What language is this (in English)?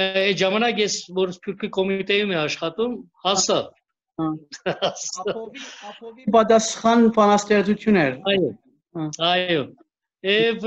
Turkish